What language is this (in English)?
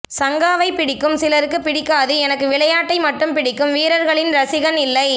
Tamil